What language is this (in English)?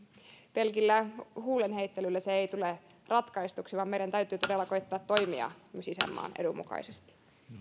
Finnish